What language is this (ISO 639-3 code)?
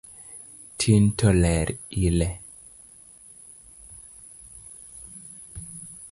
luo